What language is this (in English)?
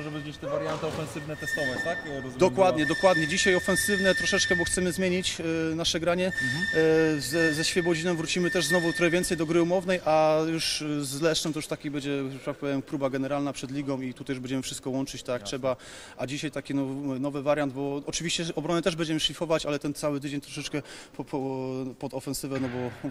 Polish